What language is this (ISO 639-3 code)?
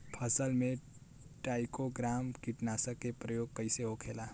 bho